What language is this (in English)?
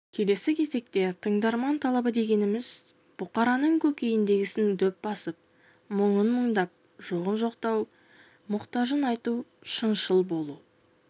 Kazakh